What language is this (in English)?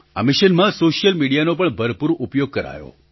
Gujarati